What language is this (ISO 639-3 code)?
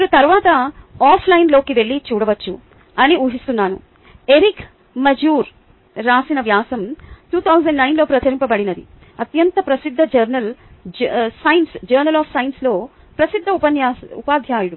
tel